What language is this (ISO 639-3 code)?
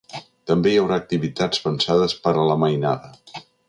cat